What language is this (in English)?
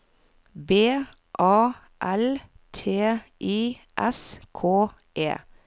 Norwegian